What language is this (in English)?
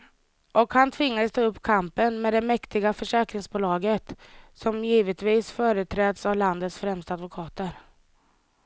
Swedish